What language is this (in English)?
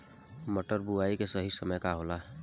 Bhojpuri